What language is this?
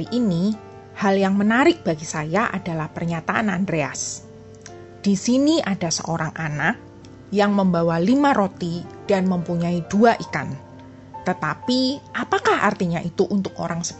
Indonesian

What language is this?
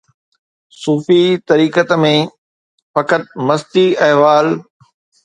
Sindhi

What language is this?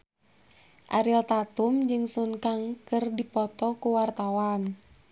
Sundanese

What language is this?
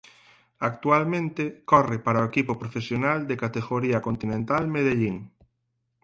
Galician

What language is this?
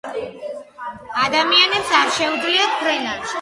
Georgian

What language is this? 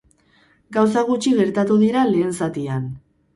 Basque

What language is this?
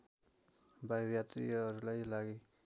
Nepali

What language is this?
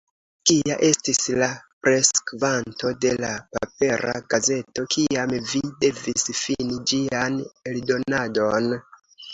Esperanto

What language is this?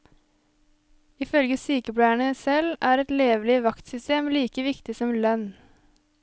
Norwegian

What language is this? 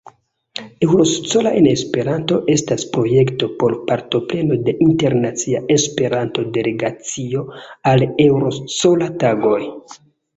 Esperanto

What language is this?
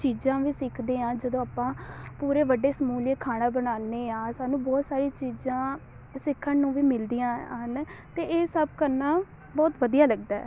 Punjabi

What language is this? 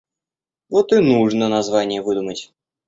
Russian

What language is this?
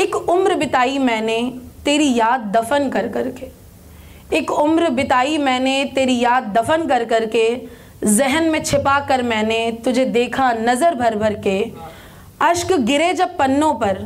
Hindi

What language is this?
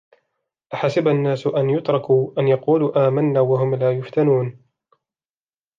Arabic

